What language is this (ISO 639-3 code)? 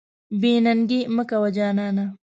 pus